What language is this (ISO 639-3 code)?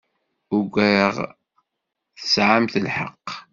kab